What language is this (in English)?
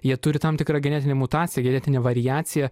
Lithuanian